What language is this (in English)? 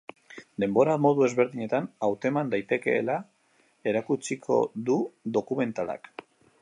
Basque